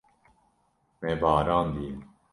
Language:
Kurdish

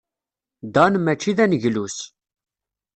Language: Kabyle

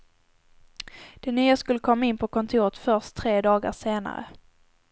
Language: Swedish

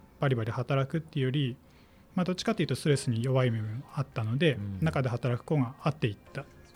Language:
Japanese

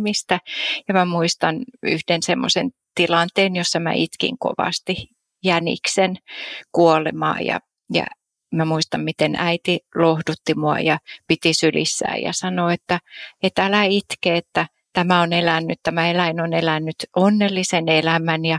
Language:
Finnish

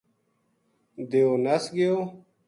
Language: Gujari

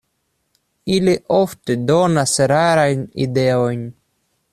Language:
Esperanto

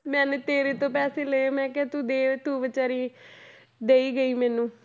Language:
Punjabi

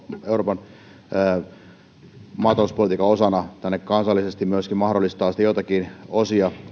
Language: Finnish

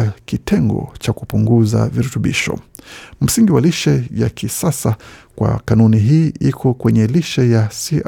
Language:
Swahili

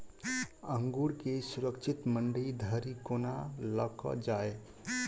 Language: Maithili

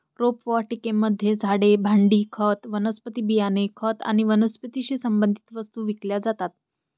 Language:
Marathi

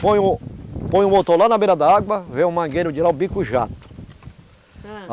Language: Portuguese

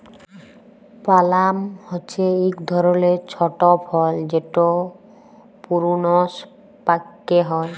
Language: Bangla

